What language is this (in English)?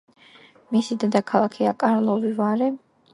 Georgian